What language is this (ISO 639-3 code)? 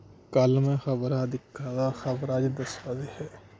doi